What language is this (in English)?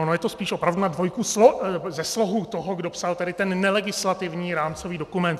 Czech